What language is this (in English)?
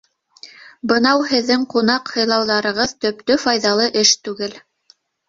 Bashkir